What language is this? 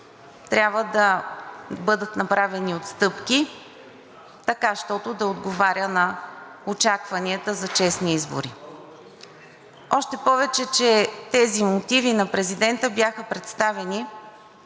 Bulgarian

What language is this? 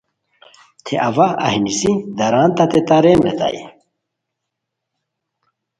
Khowar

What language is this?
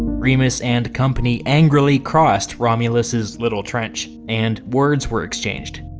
English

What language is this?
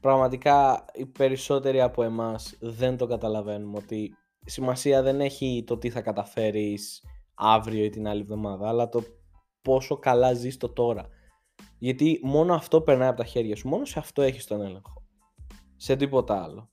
Greek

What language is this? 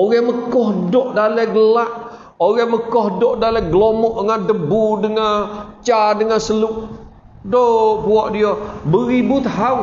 Malay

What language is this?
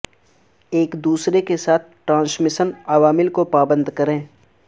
Urdu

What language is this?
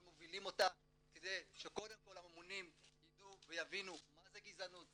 Hebrew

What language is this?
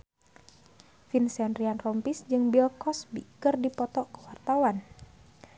Sundanese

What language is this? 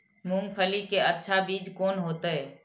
Maithili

